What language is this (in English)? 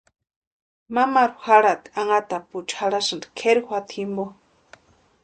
Western Highland Purepecha